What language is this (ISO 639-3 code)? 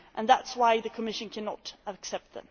eng